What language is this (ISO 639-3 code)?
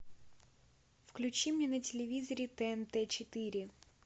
rus